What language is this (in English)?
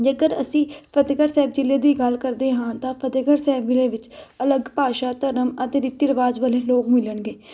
Punjabi